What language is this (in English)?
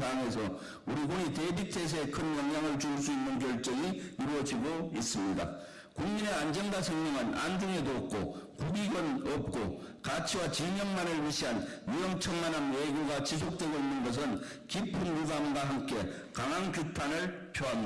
Korean